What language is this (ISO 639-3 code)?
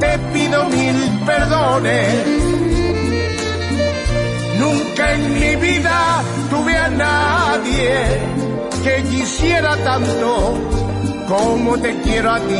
spa